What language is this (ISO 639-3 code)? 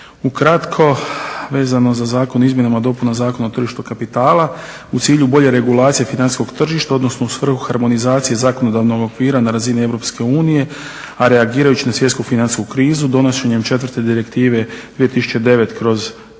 hrv